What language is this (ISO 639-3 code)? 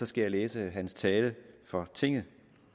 dan